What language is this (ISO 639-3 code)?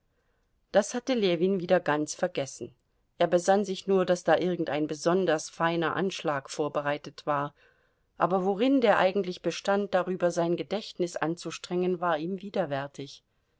deu